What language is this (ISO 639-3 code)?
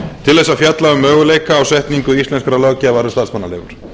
isl